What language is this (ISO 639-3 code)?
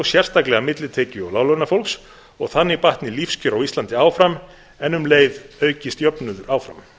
isl